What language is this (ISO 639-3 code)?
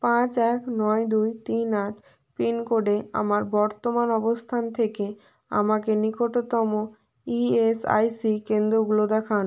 ben